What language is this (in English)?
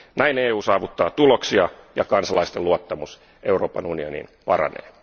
Finnish